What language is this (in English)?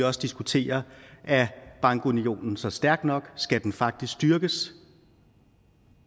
Danish